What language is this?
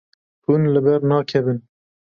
Kurdish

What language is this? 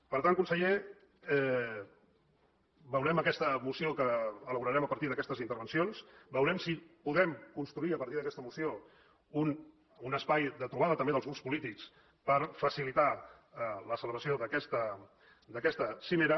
Catalan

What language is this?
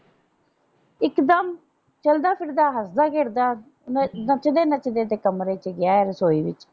Punjabi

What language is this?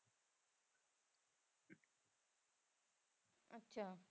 Punjabi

